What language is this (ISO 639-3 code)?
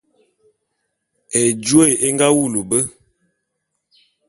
bum